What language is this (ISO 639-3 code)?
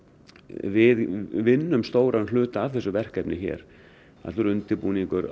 isl